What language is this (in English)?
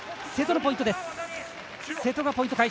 Japanese